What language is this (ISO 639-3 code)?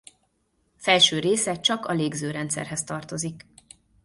hun